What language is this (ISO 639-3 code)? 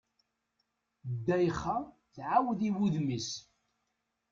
kab